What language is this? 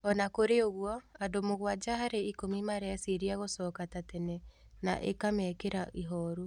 Kikuyu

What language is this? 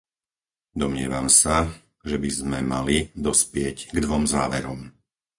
Slovak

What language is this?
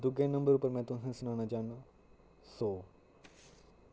Dogri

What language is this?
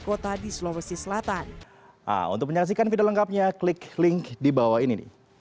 Indonesian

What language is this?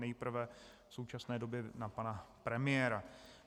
Czech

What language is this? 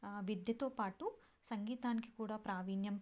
Telugu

